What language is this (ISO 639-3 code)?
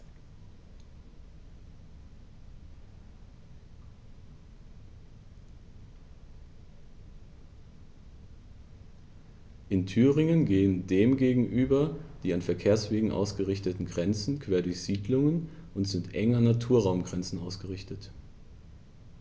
deu